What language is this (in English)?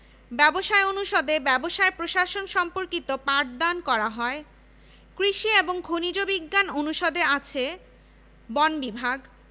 Bangla